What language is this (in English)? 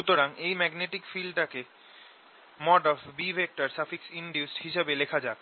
Bangla